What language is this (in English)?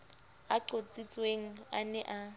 Southern Sotho